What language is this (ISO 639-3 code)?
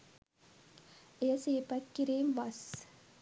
sin